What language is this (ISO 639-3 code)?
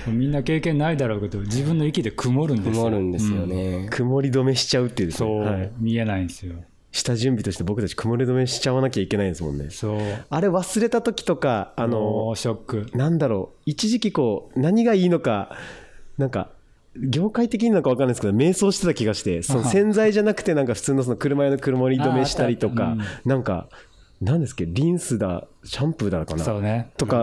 jpn